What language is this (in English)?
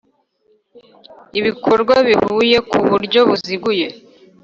Kinyarwanda